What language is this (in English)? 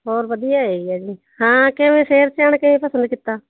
Punjabi